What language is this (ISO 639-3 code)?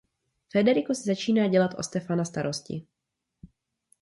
ces